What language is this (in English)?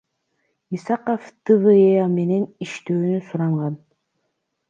Kyrgyz